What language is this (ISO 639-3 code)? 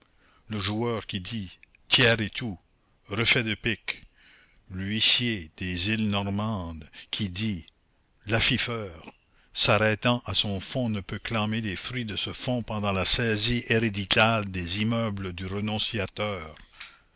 fra